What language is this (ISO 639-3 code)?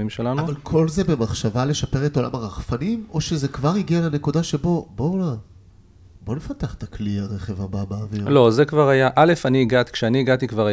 heb